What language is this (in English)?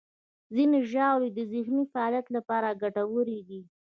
Pashto